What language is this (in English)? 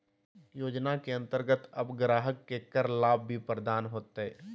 Magahi